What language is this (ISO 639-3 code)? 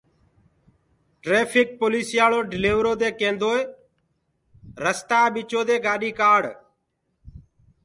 ggg